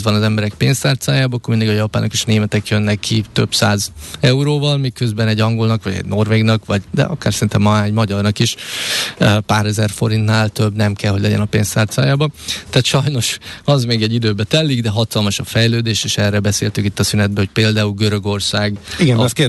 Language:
Hungarian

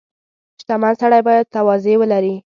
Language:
Pashto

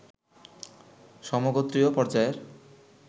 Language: Bangla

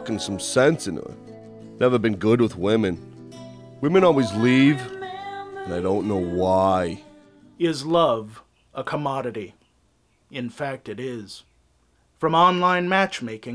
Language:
English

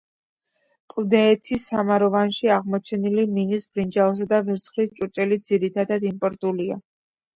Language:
Georgian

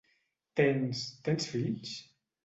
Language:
Catalan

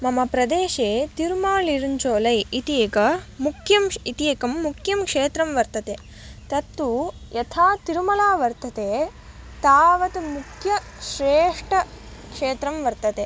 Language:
Sanskrit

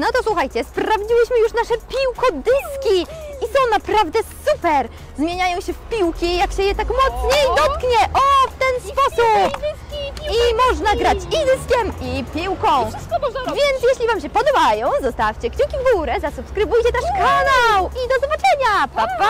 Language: Polish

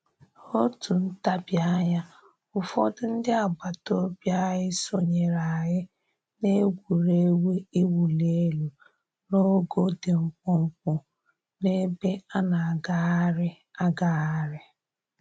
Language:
Igbo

